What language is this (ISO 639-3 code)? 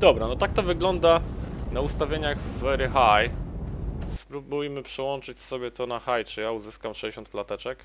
pol